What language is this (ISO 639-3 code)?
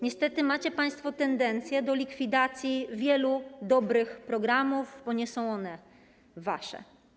pol